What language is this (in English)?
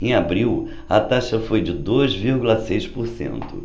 Portuguese